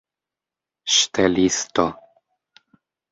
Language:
Esperanto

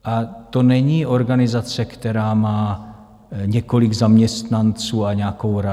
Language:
Czech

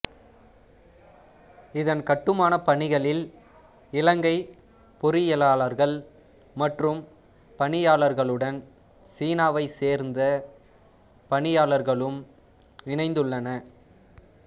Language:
Tamil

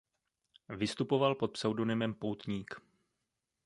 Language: Czech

